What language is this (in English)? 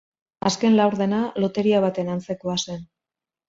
Basque